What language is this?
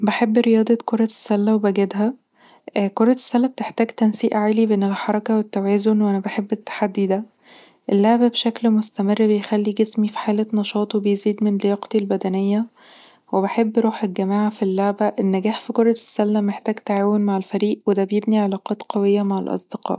Egyptian Arabic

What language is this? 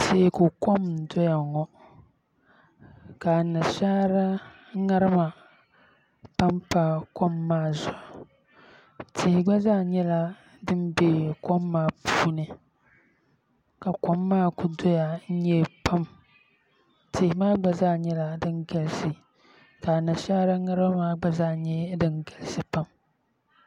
Dagbani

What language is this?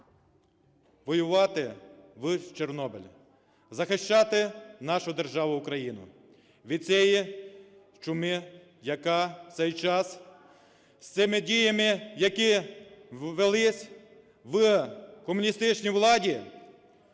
Ukrainian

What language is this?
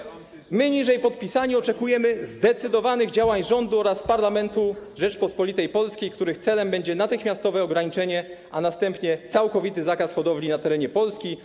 Polish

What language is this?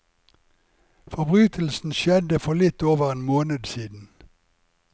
Norwegian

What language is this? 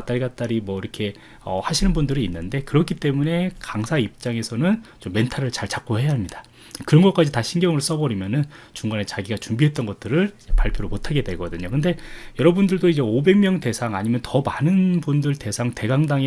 Korean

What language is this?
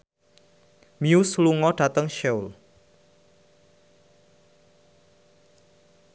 Javanese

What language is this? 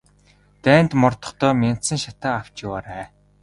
Mongolian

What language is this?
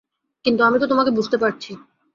Bangla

